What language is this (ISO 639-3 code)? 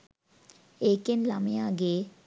sin